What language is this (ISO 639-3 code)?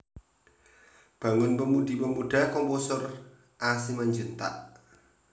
jav